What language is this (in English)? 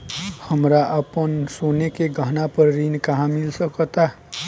Bhojpuri